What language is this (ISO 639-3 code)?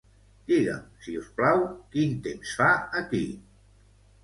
cat